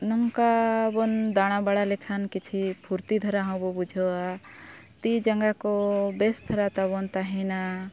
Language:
Santali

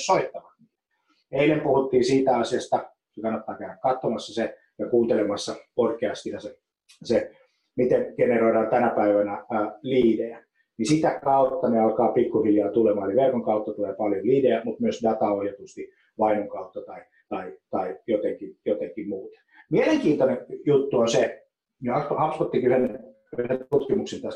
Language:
Finnish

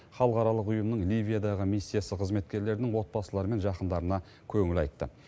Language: Kazakh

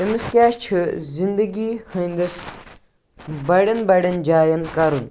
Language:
Kashmiri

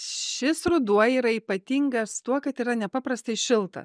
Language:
Lithuanian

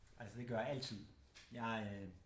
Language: Danish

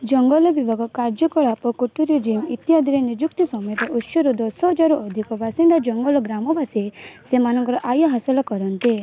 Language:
Odia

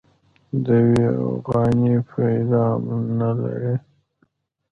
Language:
Pashto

